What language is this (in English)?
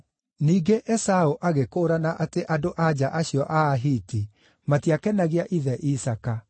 Kikuyu